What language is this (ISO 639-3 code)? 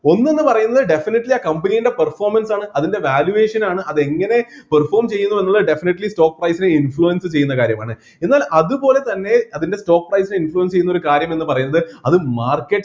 mal